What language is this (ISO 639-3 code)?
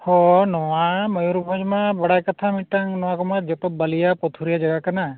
sat